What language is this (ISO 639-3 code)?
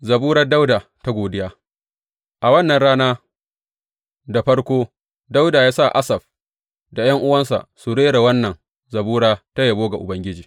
hau